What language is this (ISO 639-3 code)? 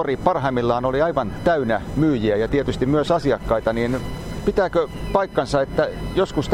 fin